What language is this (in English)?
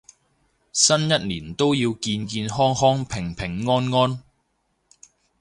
Cantonese